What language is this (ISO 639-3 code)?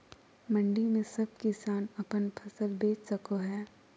mag